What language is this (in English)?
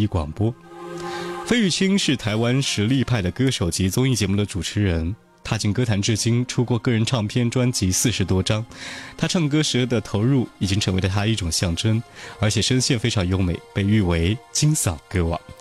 Chinese